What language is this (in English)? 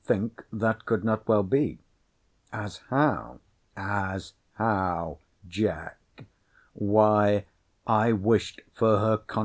English